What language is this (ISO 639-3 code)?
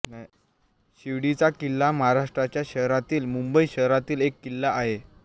mar